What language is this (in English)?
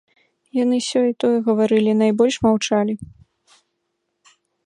Belarusian